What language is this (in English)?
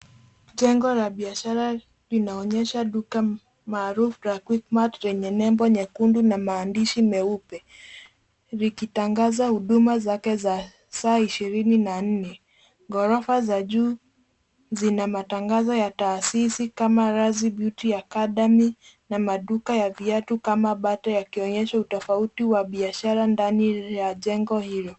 Swahili